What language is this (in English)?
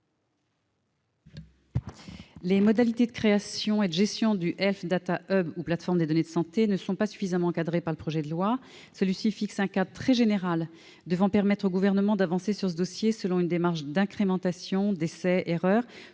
French